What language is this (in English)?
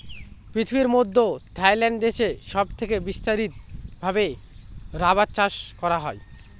Bangla